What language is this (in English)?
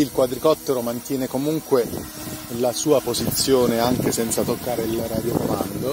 Italian